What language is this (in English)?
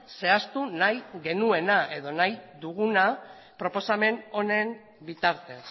Basque